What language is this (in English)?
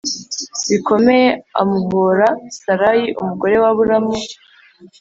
Kinyarwanda